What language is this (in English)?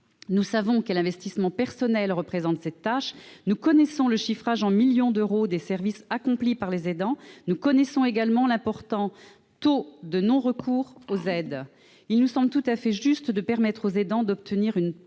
French